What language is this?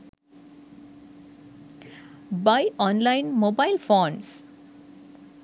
Sinhala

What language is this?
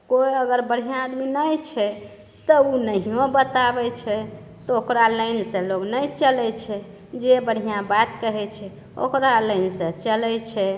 Maithili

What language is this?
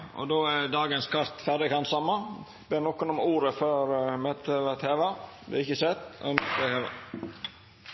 Norwegian Nynorsk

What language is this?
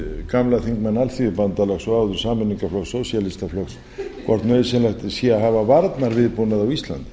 Icelandic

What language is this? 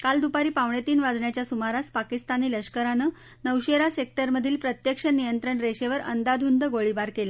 Marathi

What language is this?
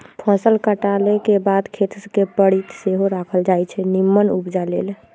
Magahi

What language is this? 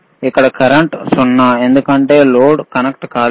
Telugu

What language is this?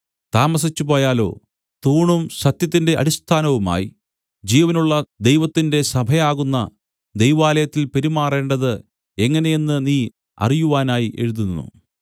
Malayalam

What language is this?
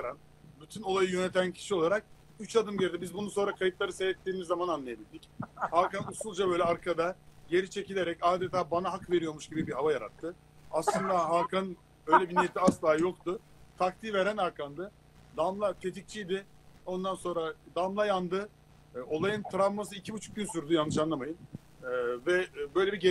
Turkish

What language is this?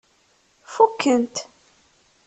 Kabyle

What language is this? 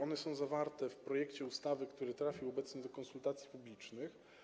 Polish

